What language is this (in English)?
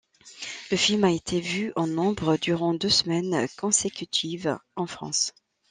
French